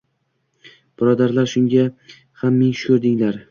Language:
Uzbek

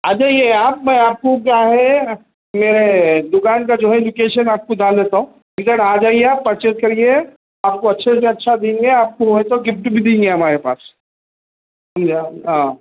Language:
Urdu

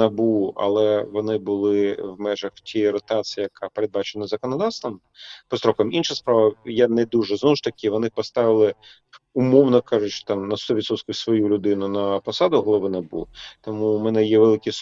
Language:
Ukrainian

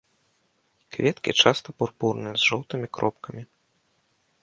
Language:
Belarusian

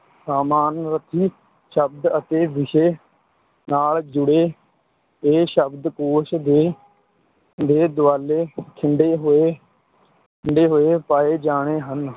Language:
Punjabi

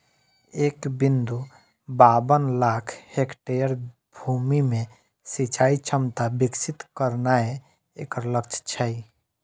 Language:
Maithili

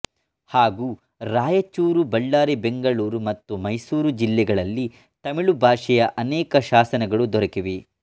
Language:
Kannada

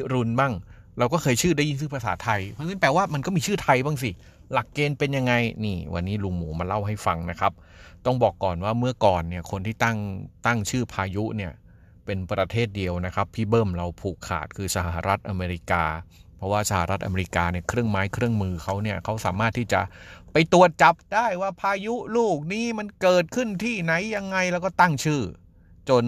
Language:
Thai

